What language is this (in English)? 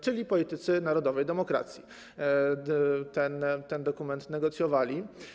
Polish